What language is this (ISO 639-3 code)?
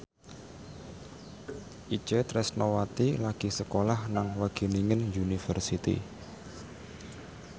jav